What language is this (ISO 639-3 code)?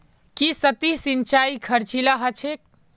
mag